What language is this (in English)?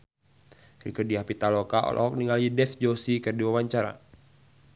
Sundanese